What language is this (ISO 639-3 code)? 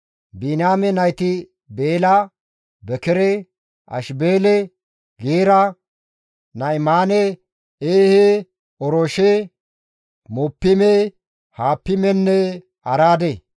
gmv